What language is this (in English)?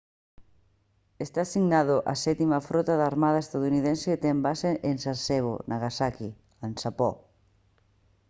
Galician